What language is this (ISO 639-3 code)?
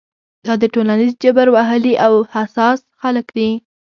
pus